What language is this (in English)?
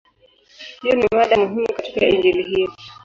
Swahili